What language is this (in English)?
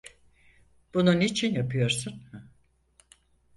Turkish